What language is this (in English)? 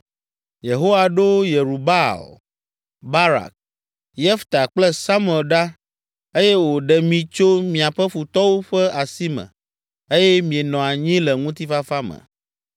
Ewe